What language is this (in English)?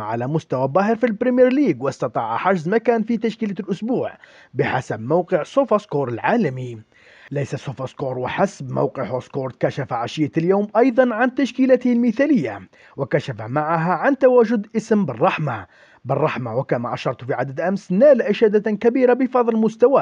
Arabic